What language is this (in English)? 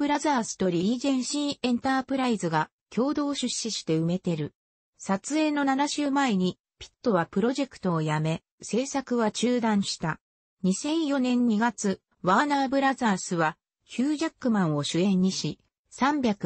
Japanese